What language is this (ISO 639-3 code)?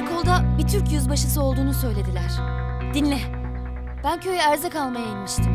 tur